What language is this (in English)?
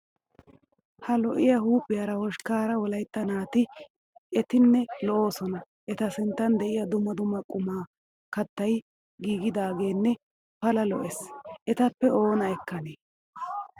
Wolaytta